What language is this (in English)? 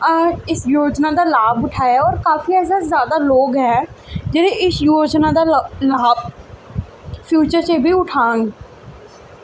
Dogri